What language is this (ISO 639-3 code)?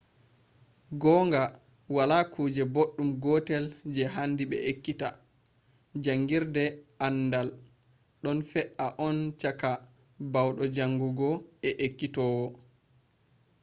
ful